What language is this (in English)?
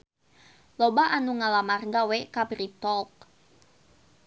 Sundanese